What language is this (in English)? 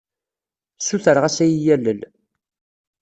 Kabyle